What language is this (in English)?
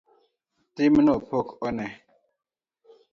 Luo (Kenya and Tanzania)